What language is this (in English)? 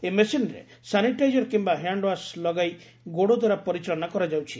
Odia